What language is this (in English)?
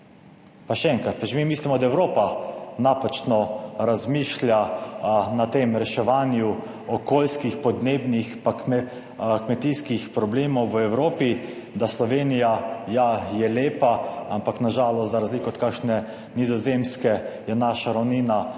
Slovenian